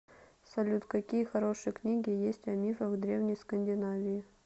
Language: Russian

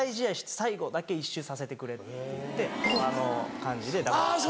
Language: Japanese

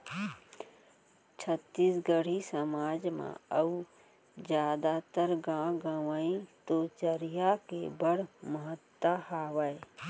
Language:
Chhattisgarhi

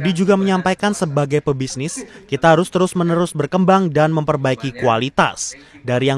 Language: Indonesian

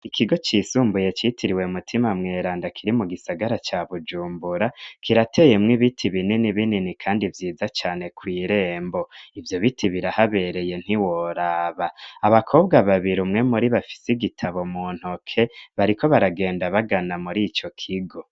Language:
Rundi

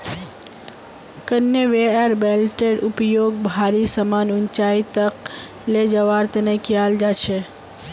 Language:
Magahi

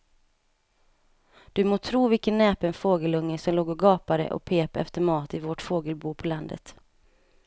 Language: Swedish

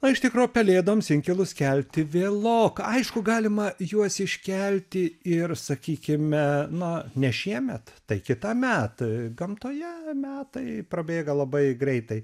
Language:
Lithuanian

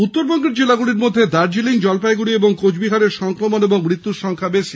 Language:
Bangla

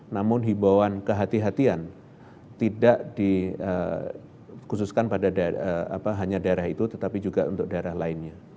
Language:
Indonesian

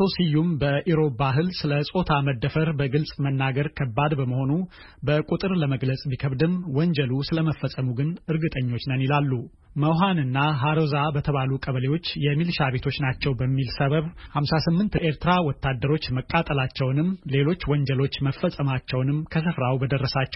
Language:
Amharic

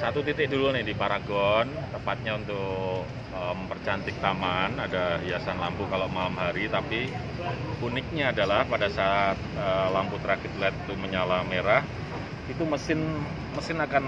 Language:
Indonesian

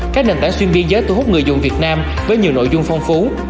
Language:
Vietnamese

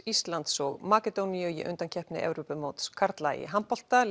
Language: Icelandic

